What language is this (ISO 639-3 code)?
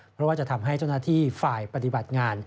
tha